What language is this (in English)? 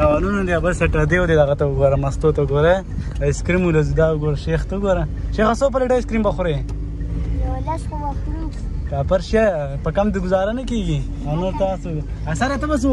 Arabic